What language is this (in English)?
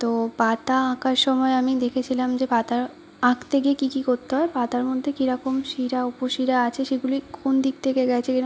Bangla